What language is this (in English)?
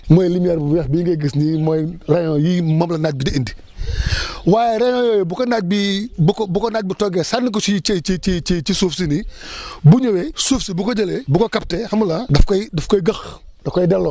Wolof